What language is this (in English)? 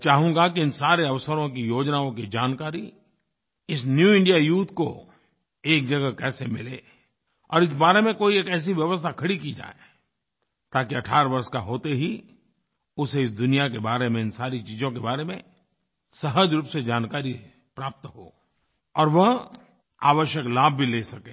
Hindi